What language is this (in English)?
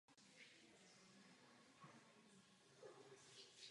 Czech